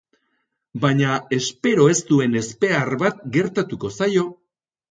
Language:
Basque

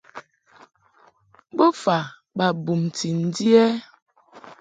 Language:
Mungaka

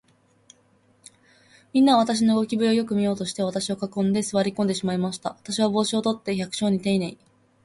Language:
Japanese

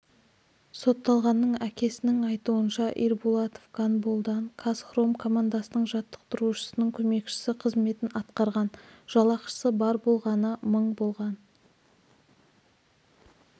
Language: Kazakh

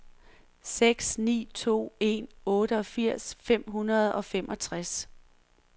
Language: Danish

